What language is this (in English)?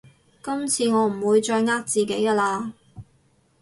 Cantonese